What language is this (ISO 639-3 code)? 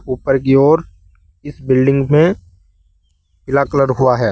hin